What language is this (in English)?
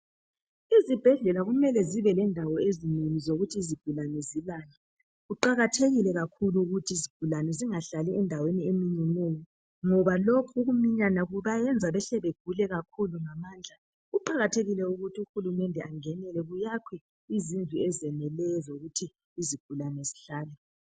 North Ndebele